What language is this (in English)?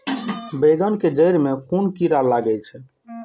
Maithili